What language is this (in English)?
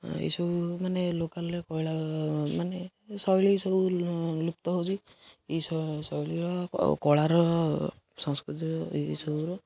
Odia